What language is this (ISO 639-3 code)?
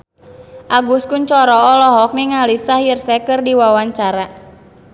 sun